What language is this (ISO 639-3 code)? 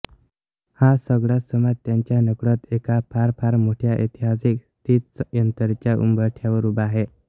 mar